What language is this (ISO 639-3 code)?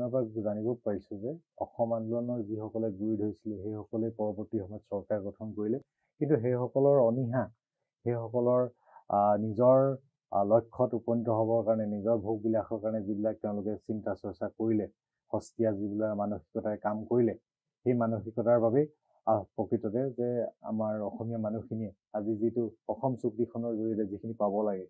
ben